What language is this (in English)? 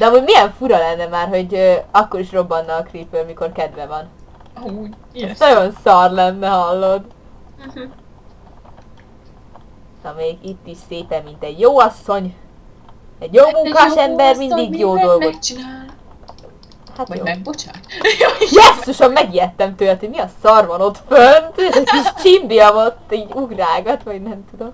Hungarian